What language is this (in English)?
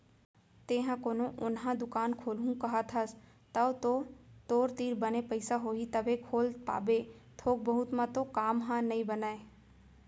Chhattisgarhi